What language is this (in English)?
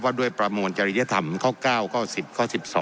Thai